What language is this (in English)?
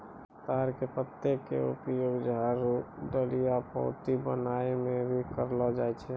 Maithili